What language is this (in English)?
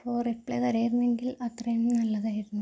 Malayalam